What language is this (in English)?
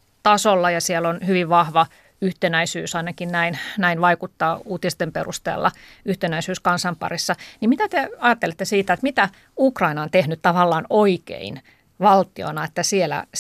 Finnish